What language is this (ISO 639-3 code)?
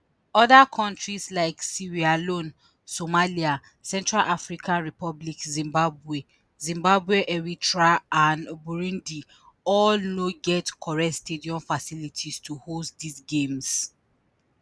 pcm